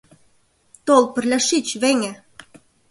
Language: Mari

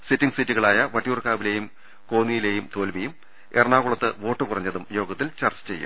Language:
Malayalam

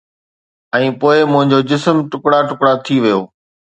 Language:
Sindhi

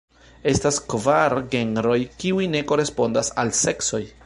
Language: Esperanto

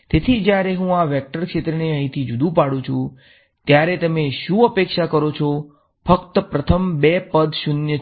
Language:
Gujarati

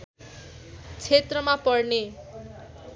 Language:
Nepali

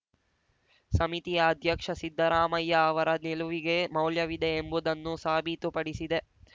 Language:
Kannada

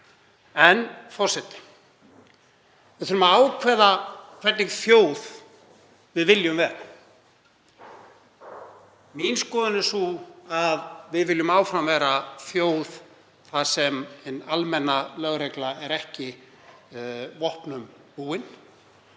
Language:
Icelandic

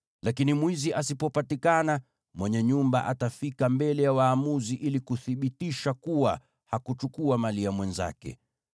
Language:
Swahili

